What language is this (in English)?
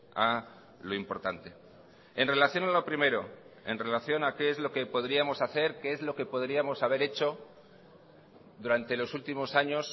Spanish